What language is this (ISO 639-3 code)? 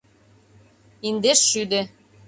chm